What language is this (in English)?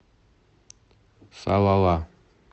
Russian